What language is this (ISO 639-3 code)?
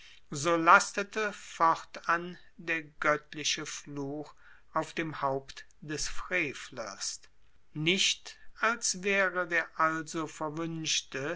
deu